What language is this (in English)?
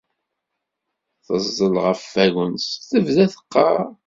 Kabyle